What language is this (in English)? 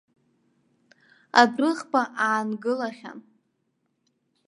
Abkhazian